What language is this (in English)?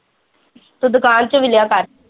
Punjabi